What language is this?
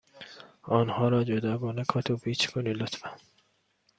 Persian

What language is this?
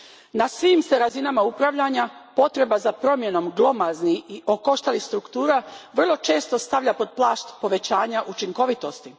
Croatian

